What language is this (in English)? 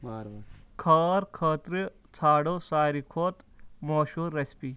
Kashmiri